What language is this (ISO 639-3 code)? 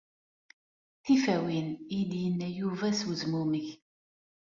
kab